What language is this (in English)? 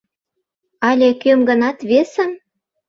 Mari